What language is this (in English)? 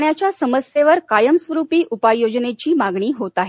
Marathi